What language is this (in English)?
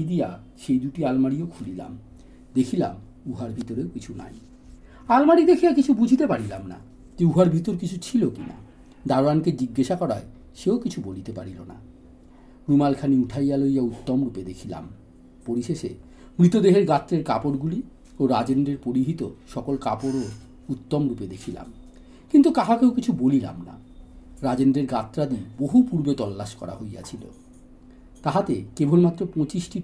Bangla